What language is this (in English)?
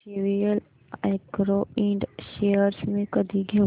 Marathi